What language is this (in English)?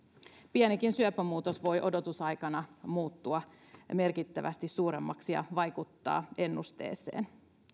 Finnish